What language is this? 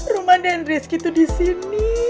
Indonesian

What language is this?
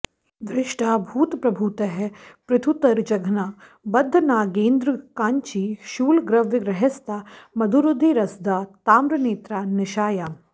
Sanskrit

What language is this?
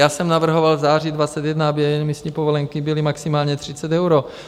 Czech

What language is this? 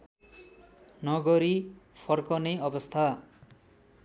Nepali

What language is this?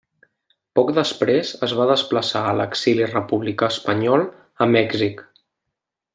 Catalan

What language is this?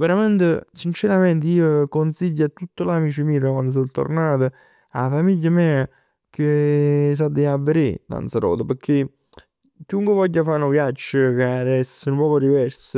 Neapolitan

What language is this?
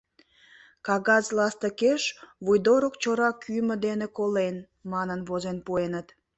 Mari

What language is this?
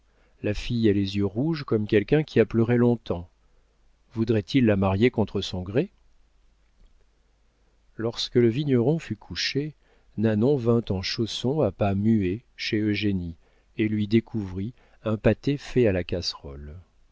French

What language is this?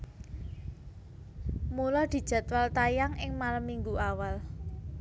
Javanese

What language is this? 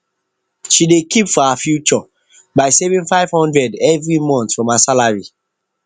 Nigerian Pidgin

